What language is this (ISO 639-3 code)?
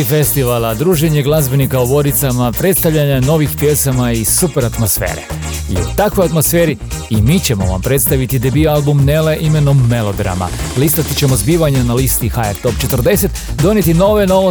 hrv